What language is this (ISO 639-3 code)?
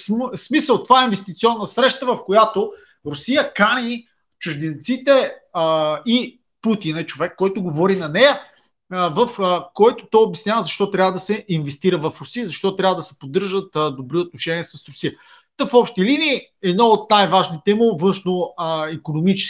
bul